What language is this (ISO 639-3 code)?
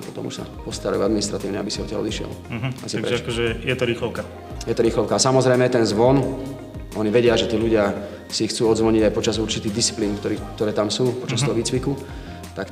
slk